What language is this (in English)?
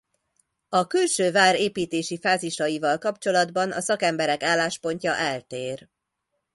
Hungarian